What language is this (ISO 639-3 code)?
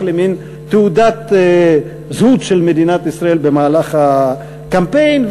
heb